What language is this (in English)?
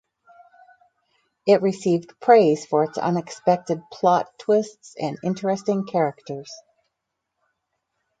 English